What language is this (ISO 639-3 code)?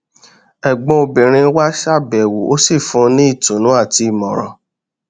yor